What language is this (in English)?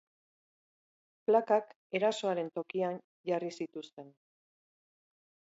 Basque